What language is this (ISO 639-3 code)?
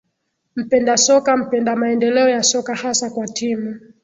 swa